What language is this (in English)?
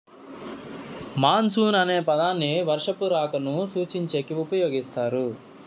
Telugu